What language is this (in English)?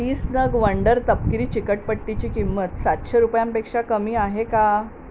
Marathi